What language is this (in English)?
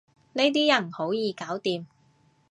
Cantonese